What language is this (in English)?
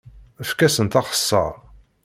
Kabyle